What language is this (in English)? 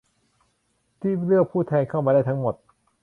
Thai